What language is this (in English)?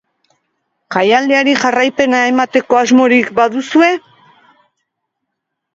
Basque